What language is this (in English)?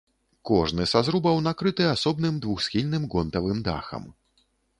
Belarusian